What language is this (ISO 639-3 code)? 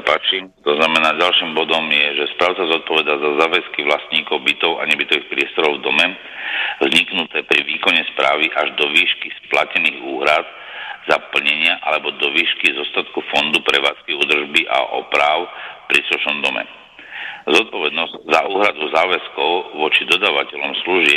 slk